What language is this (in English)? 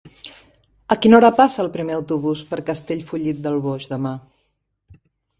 Catalan